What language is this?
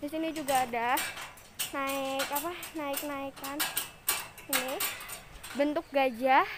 Indonesian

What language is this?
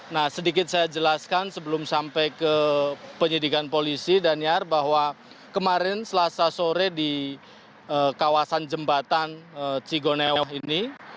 Indonesian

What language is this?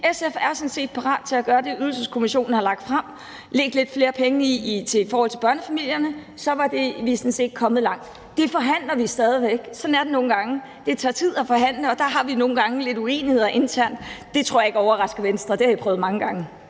Danish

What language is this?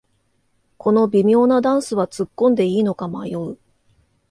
Japanese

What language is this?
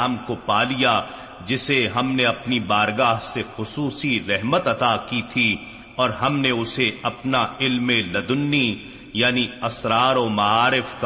Urdu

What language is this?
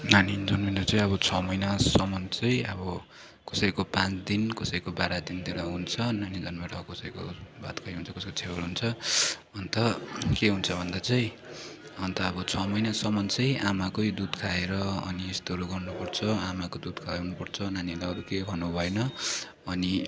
Nepali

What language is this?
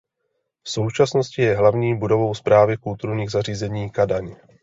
Czech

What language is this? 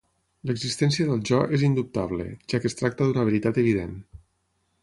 Catalan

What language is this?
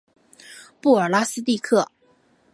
Chinese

